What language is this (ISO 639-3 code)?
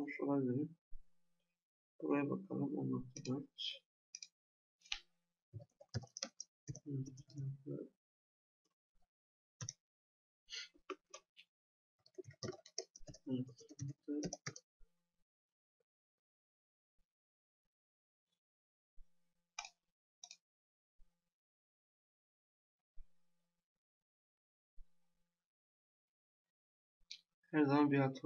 tur